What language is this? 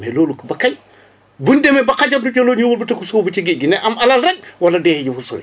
Wolof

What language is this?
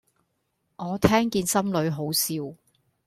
Cantonese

